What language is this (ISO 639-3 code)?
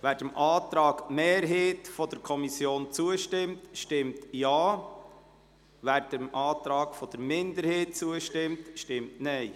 gsw